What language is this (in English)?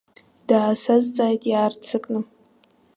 Abkhazian